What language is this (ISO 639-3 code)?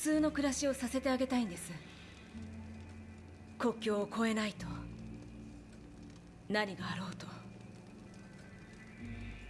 tur